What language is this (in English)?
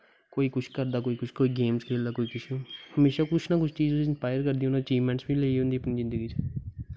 Dogri